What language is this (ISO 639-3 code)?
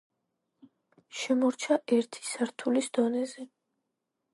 kat